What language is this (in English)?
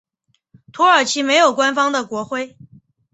Chinese